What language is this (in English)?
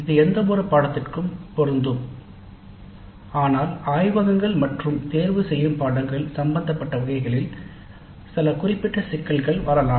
Tamil